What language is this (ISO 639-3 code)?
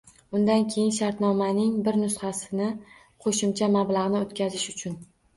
uzb